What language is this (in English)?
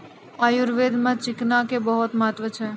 Maithili